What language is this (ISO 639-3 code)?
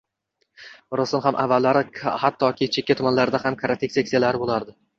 uzb